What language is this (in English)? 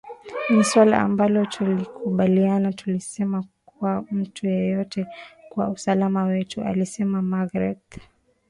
Swahili